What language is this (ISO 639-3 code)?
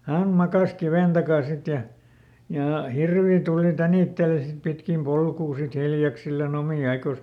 fin